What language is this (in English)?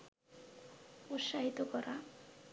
Bangla